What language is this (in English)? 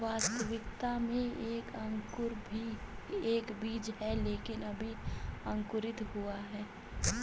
Hindi